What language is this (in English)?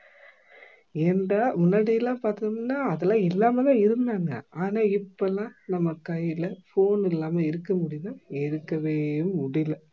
Tamil